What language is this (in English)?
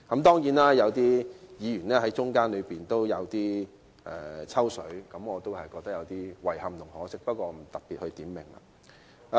Cantonese